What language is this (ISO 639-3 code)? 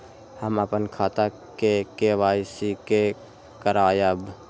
mai